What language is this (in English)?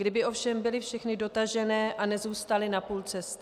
Czech